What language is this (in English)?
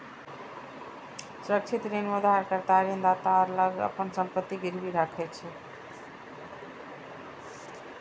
Maithili